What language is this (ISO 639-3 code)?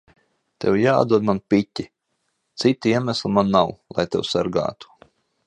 lav